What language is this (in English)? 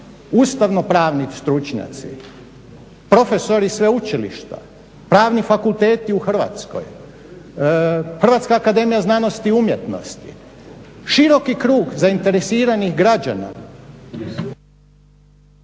Croatian